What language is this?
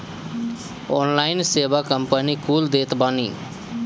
Bhojpuri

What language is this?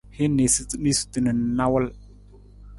Nawdm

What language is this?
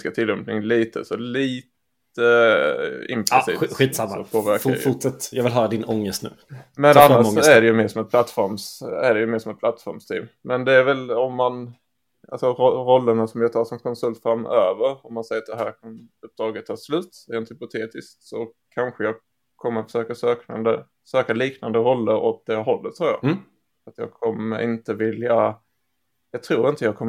Swedish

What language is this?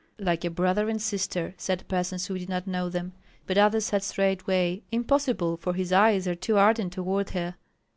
English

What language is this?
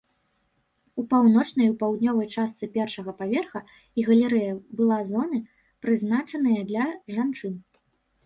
Belarusian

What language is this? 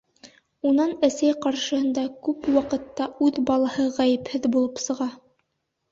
Bashkir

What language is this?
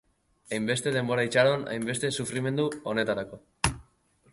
Basque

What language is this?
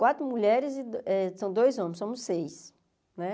Portuguese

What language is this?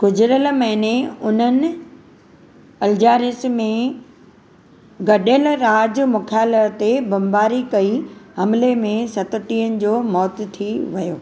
Sindhi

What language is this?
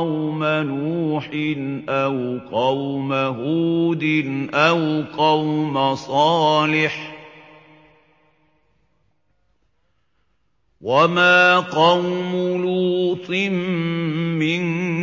Arabic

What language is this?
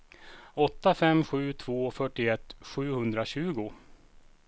Swedish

